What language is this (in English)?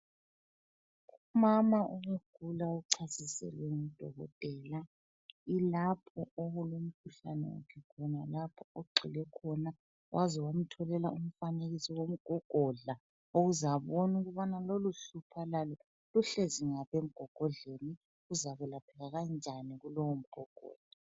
North Ndebele